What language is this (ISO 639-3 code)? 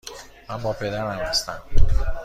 fas